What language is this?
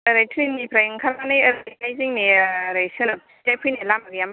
Bodo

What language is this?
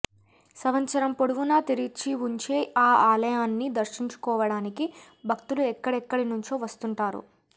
Telugu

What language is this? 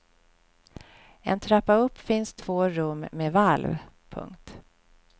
Swedish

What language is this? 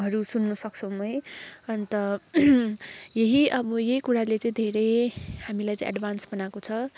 Nepali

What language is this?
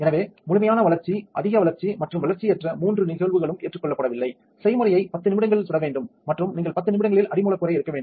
Tamil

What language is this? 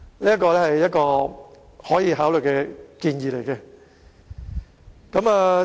Cantonese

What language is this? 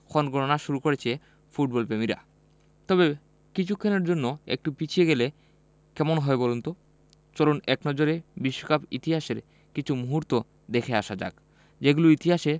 Bangla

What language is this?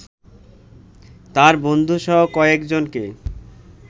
Bangla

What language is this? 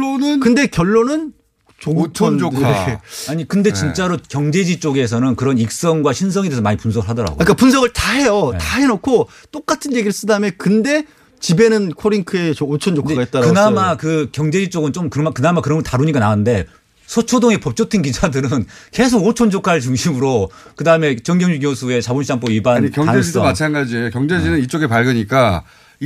Korean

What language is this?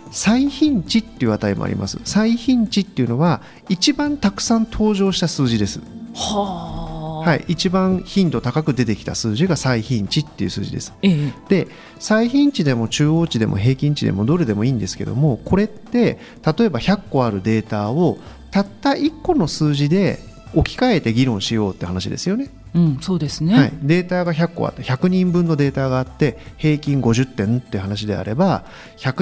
Japanese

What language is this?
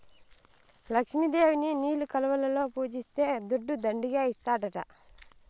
Telugu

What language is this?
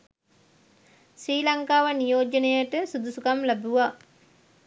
Sinhala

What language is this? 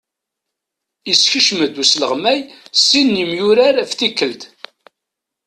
Kabyle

